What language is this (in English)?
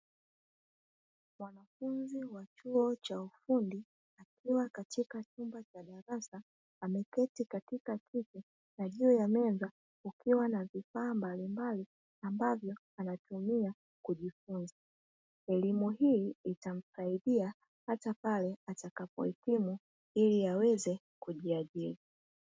Swahili